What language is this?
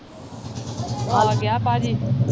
Punjabi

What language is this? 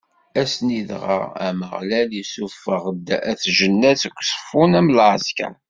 Kabyle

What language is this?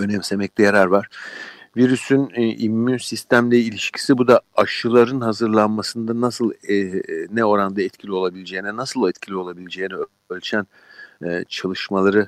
Turkish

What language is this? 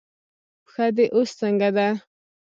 Pashto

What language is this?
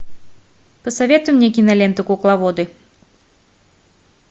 Russian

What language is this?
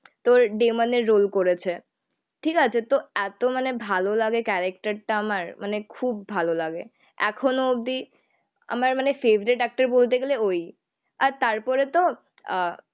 Bangla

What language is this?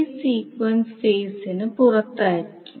Malayalam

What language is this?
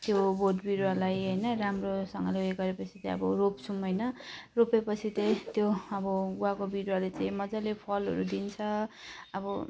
Nepali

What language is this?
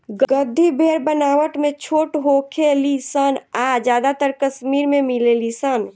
Bhojpuri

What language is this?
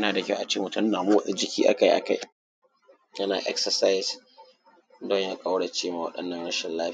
Hausa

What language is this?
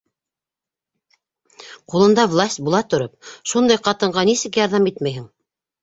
Bashkir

